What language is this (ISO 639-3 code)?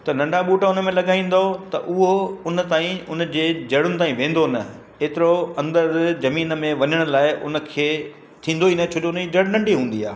snd